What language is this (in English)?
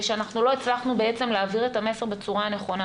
Hebrew